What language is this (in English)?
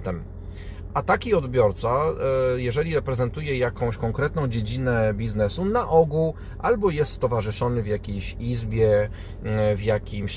Polish